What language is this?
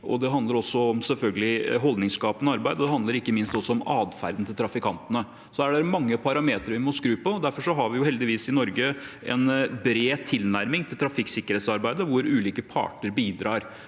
Norwegian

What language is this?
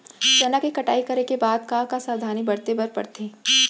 Chhattisgarhi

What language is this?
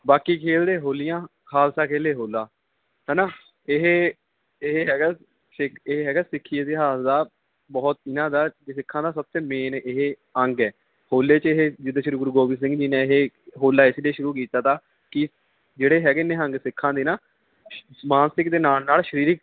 Punjabi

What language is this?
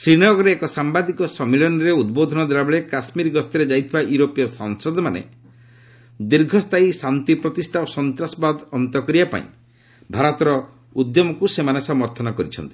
Odia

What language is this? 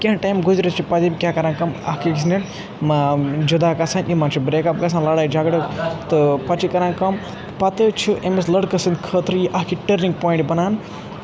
Kashmiri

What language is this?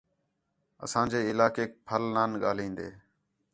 Khetrani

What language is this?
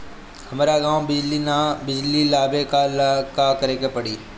Bhojpuri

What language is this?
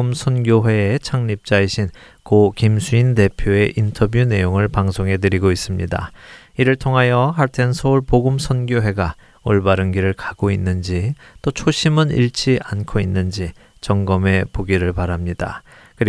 Korean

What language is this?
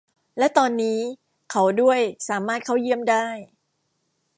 Thai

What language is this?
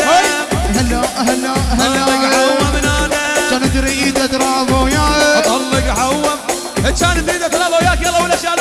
Arabic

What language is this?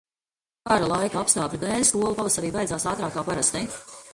Latvian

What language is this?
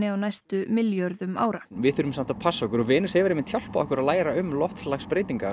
Icelandic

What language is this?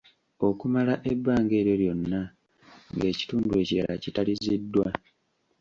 Ganda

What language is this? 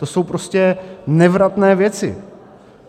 Czech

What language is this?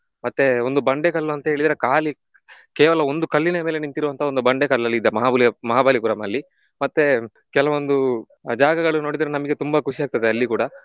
Kannada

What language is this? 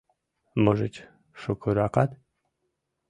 Mari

